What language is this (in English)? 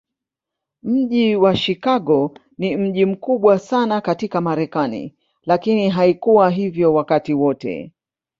Swahili